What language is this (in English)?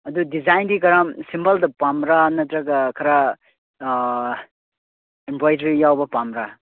Manipuri